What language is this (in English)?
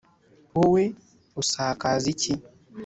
Kinyarwanda